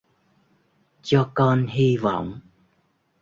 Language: Vietnamese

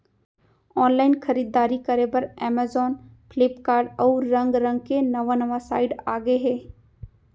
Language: Chhattisgarhi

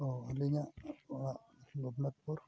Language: Santali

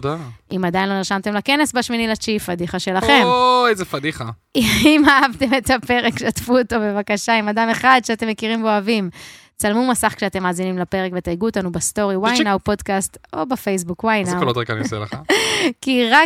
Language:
Hebrew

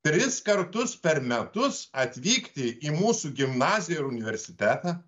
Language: Lithuanian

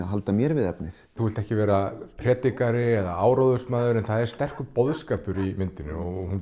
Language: Icelandic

